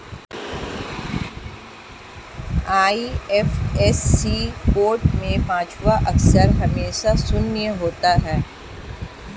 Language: Hindi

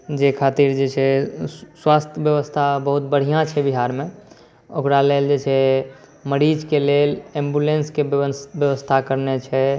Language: Maithili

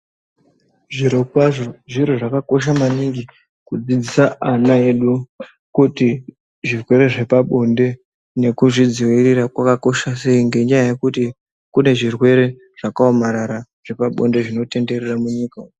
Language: Ndau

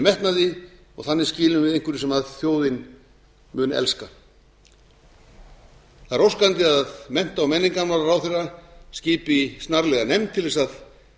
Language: Icelandic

